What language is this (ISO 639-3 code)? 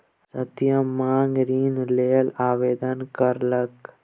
mai